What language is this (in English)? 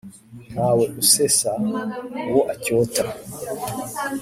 Kinyarwanda